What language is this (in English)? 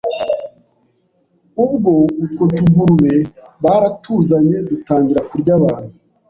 Kinyarwanda